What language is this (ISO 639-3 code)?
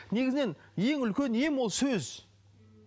kaz